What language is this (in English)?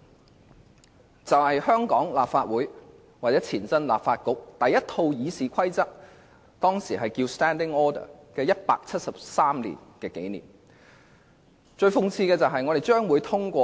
Cantonese